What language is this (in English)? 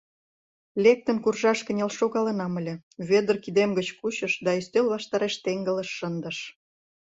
Mari